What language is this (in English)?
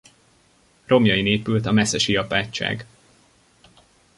Hungarian